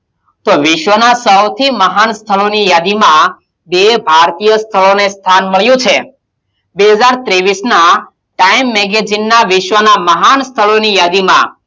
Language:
Gujarati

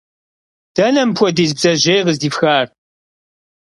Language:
Kabardian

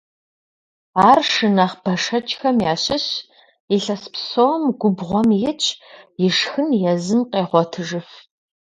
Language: Kabardian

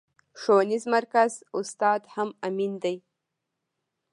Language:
Pashto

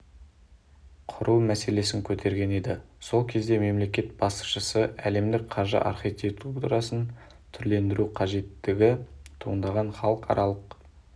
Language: Kazakh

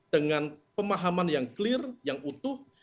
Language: Indonesian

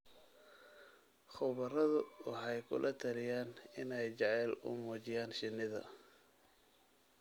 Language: Somali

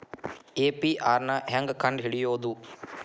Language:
Kannada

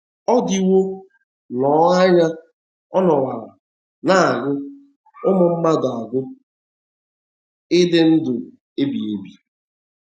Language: Igbo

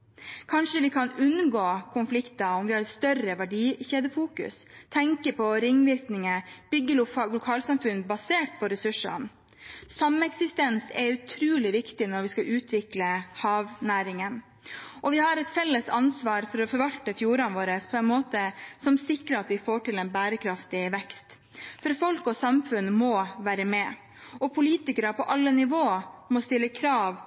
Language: Norwegian Bokmål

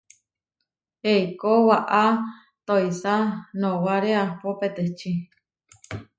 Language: Huarijio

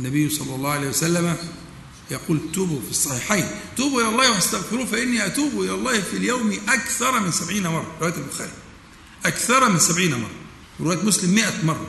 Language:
Arabic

